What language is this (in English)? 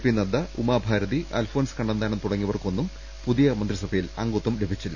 Malayalam